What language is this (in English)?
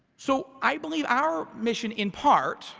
English